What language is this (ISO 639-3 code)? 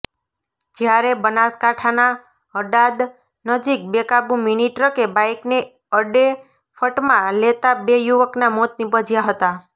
guj